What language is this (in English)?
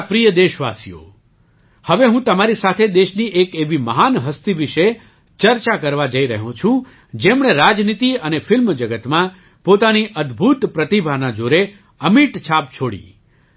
Gujarati